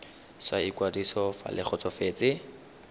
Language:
Tswana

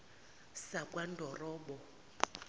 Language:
Zulu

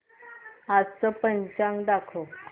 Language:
Marathi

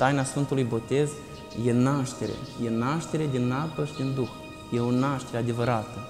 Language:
Romanian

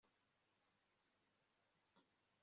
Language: Kinyarwanda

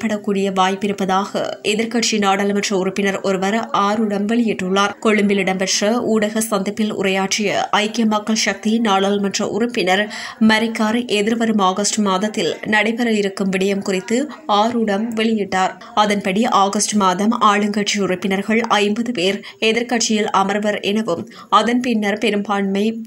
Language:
Turkish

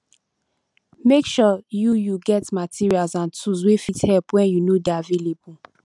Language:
Nigerian Pidgin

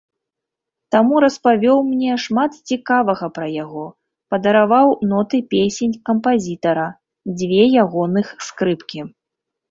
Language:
Belarusian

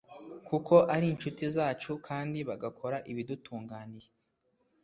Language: Kinyarwanda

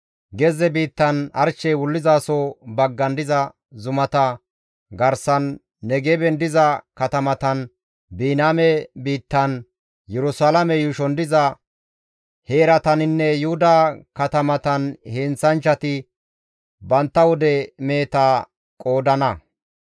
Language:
Gamo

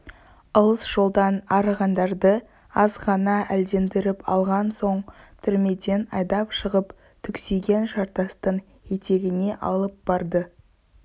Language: Kazakh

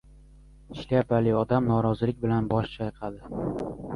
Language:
Uzbek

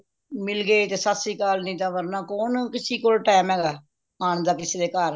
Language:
Punjabi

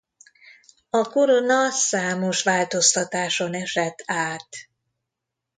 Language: Hungarian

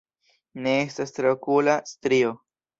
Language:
Esperanto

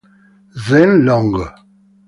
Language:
Italian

